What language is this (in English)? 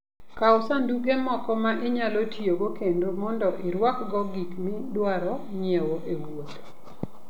Luo (Kenya and Tanzania)